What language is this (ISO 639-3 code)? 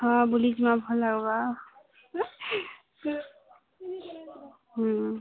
ori